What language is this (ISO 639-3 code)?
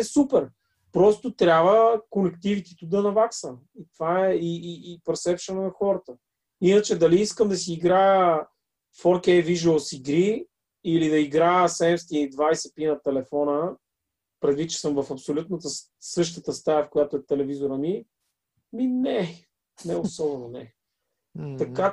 bul